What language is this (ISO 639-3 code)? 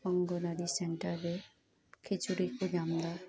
sat